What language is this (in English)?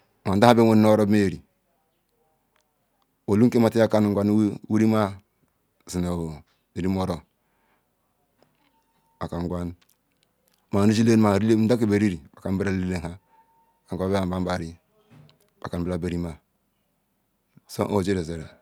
Ikwere